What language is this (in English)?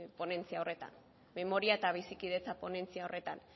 Basque